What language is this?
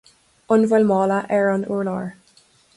Irish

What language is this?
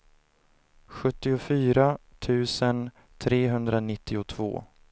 Swedish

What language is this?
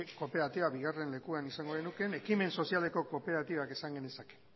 Basque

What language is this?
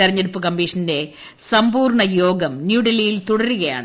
Malayalam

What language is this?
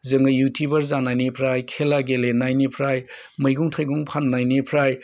Bodo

